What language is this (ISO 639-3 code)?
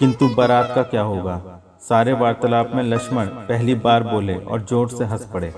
hin